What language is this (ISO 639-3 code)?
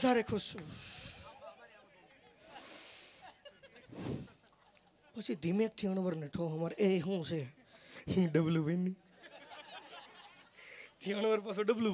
guj